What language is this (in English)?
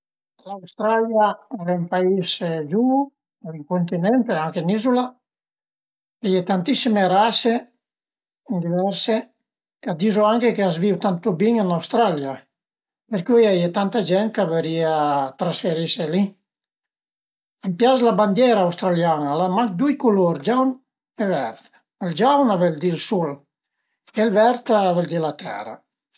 Piedmontese